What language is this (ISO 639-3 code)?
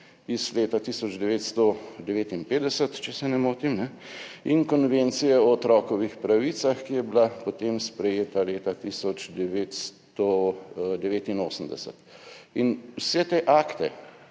slv